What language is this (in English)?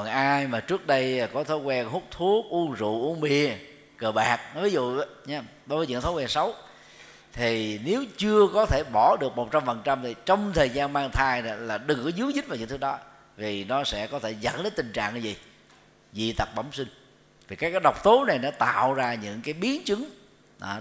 Vietnamese